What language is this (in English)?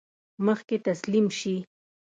Pashto